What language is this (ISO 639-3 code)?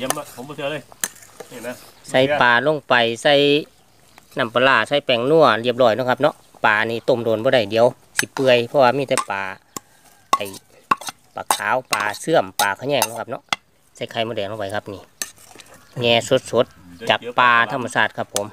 tha